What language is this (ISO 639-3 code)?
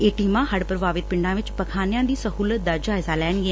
pan